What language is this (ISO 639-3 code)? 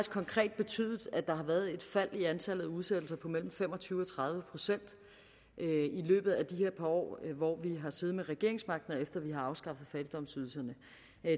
dan